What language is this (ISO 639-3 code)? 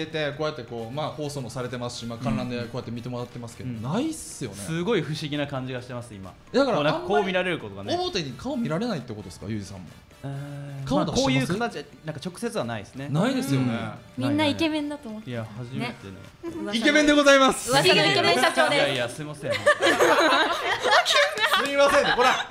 jpn